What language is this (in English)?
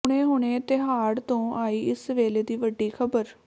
Punjabi